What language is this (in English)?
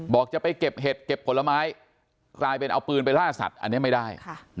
Thai